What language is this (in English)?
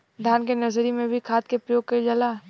Bhojpuri